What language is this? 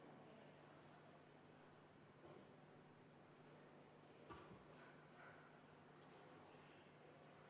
Estonian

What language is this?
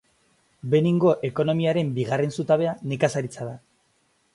Basque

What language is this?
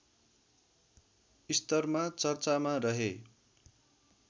Nepali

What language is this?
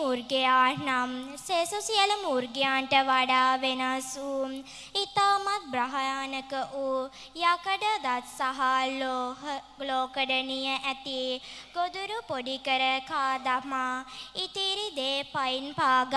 Arabic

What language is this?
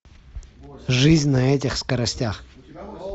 Russian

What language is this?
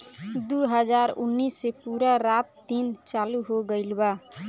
Bhojpuri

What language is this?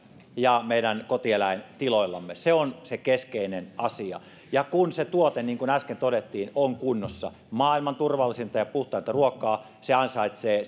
Finnish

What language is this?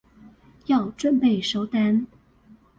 Chinese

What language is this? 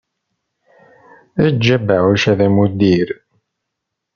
Kabyle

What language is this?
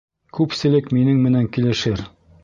Bashkir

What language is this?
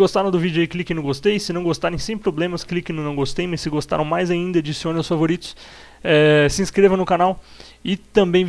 Portuguese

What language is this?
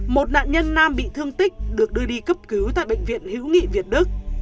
Vietnamese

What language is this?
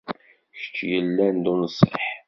Kabyle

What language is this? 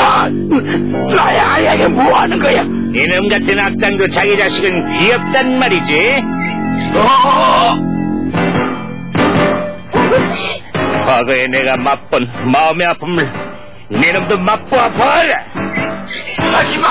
Korean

